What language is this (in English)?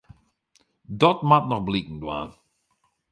Western Frisian